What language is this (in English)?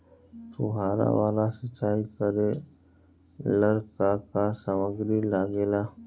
Bhojpuri